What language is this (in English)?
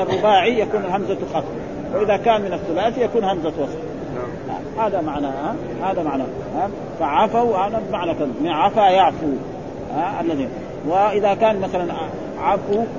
Arabic